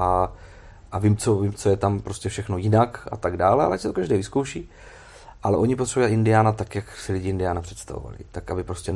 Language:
Czech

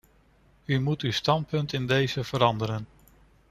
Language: Dutch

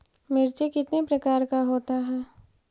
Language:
Magahi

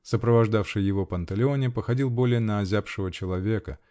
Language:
Russian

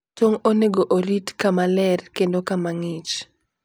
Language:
Luo (Kenya and Tanzania)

